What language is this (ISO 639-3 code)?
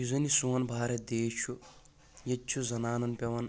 kas